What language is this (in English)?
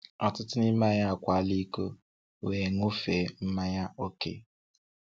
Igbo